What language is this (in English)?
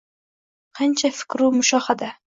Uzbek